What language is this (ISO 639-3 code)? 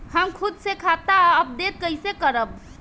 bho